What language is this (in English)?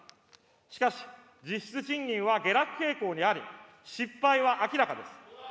Japanese